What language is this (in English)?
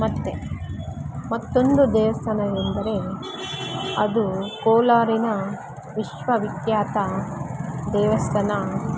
Kannada